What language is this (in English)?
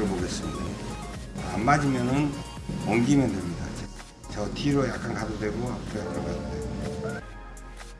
Korean